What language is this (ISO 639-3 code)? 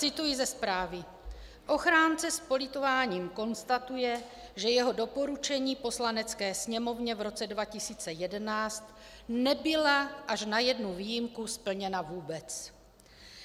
ces